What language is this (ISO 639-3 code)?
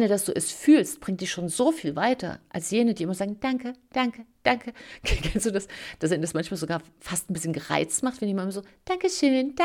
deu